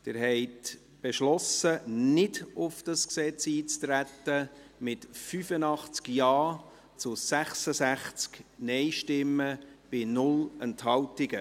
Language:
Swiss German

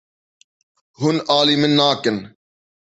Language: Kurdish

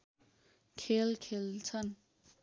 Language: Nepali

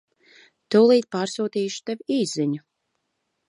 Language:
Latvian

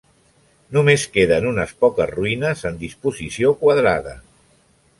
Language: Catalan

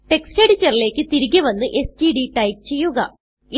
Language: Malayalam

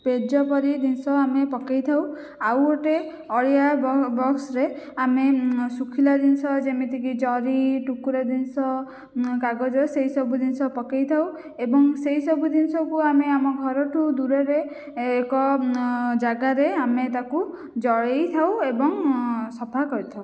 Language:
Odia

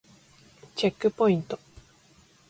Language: Japanese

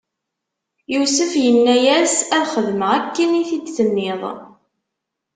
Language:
Kabyle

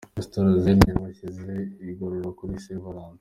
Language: Kinyarwanda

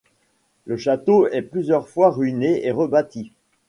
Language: French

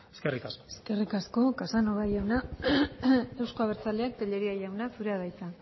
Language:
Basque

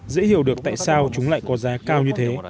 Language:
Vietnamese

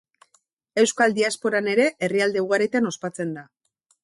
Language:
Basque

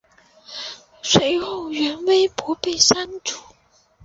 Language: Chinese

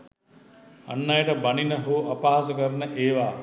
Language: Sinhala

